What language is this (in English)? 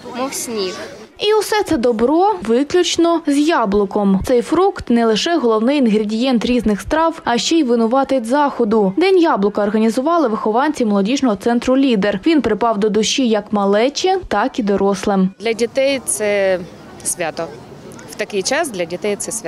Ukrainian